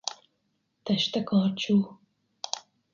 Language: Hungarian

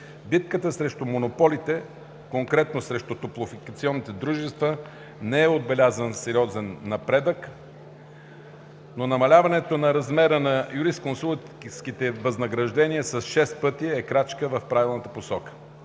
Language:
Bulgarian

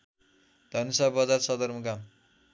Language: Nepali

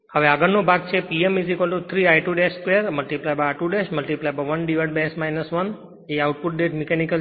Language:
Gujarati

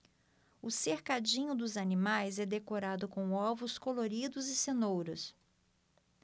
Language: Portuguese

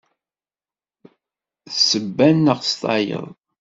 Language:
Kabyle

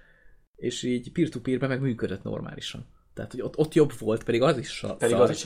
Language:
Hungarian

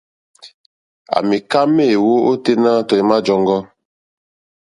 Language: Mokpwe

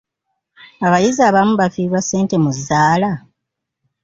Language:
Ganda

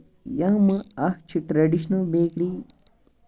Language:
Kashmiri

